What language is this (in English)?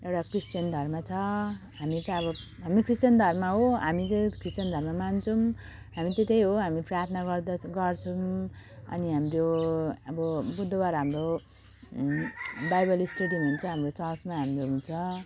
Nepali